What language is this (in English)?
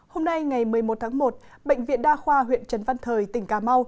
Vietnamese